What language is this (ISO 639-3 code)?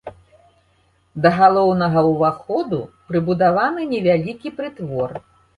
bel